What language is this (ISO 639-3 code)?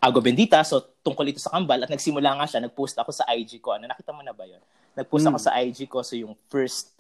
fil